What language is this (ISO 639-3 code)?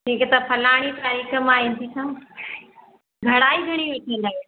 snd